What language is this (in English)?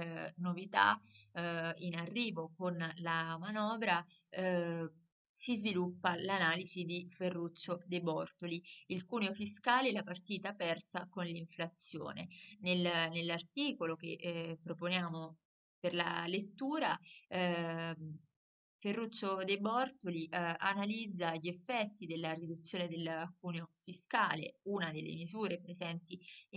Italian